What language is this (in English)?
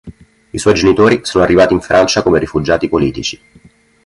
Italian